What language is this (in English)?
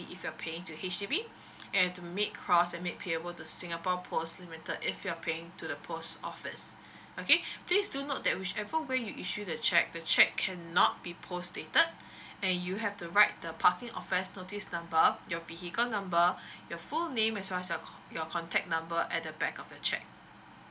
English